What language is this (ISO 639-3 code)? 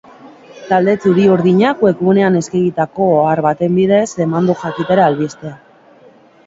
eus